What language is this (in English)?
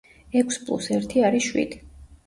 Georgian